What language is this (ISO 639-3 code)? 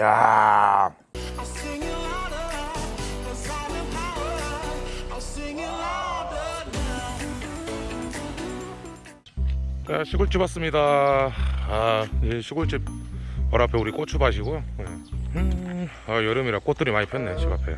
kor